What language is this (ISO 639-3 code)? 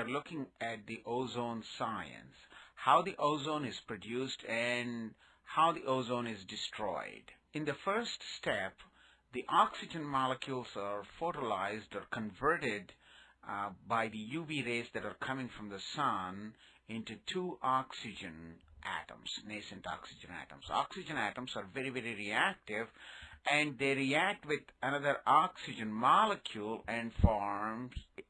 eng